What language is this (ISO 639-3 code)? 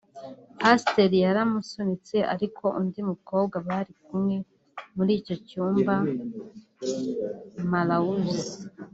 kin